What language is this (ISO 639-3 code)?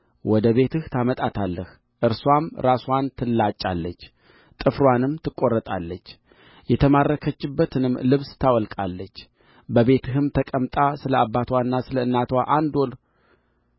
amh